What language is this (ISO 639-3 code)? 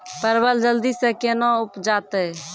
mai